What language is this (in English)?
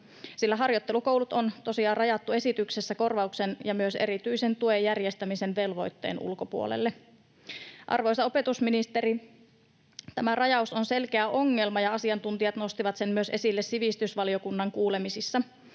Finnish